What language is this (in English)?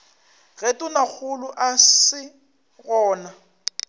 Northern Sotho